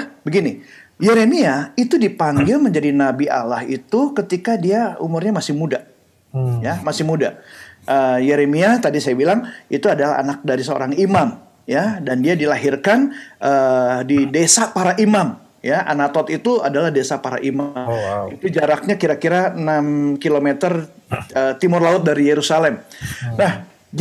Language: Indonesian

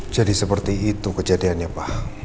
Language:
Indonesian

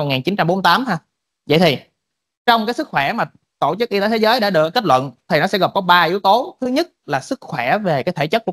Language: Vietnamese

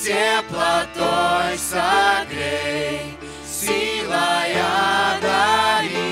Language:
Ukrainian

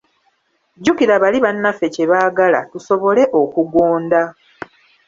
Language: Ganda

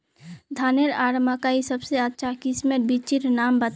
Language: Magahi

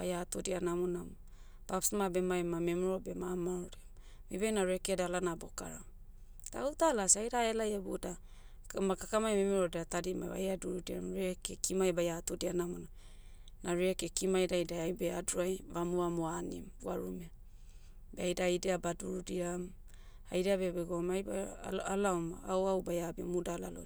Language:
Motu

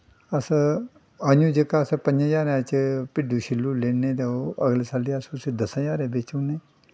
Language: Dogri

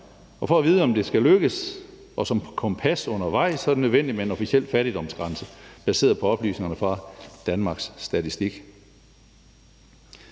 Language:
Danish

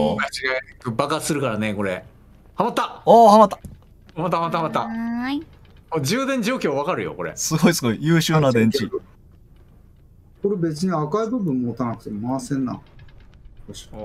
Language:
Japanese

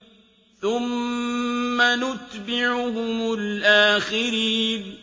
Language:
Arabic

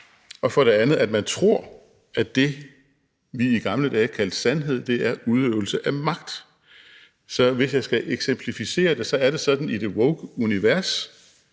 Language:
Danish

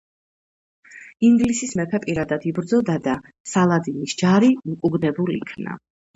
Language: Georgian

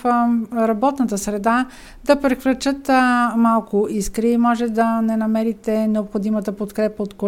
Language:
Bulgarian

